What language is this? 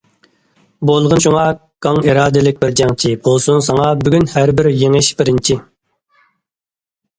Uyghur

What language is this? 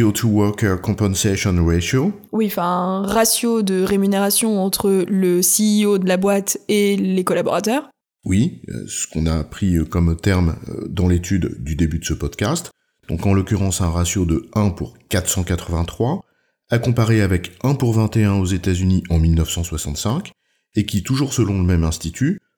French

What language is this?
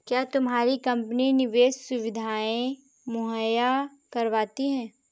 Hindi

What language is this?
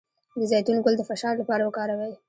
Pashto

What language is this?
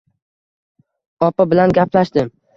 Uzbek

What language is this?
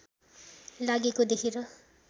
Nepali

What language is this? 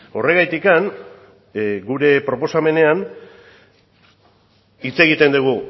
Basque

